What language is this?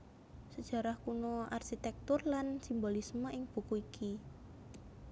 Javanese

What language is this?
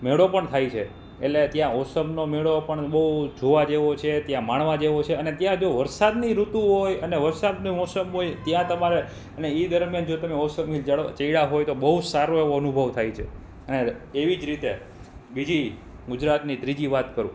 Gujarati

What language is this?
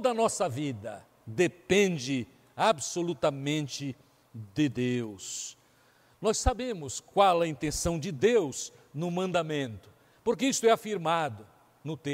Portuguese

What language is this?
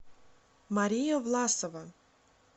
Russian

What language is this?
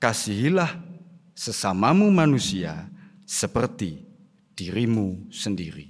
Indonesian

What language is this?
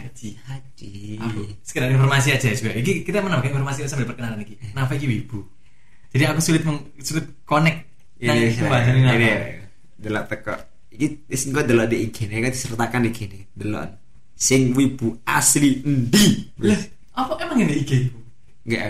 Indonesian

